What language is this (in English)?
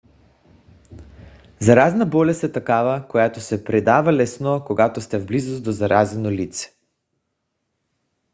Bulgarian